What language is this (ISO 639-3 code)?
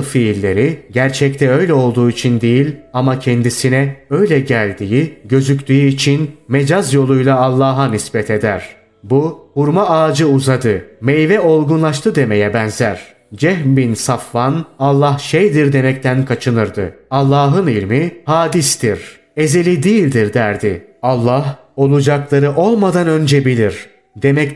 tur